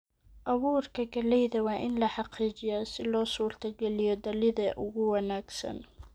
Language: Somali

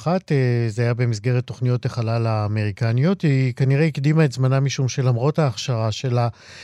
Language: Hebrew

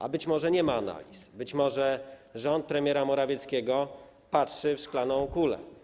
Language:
Polish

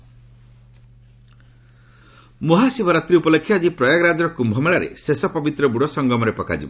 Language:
Odia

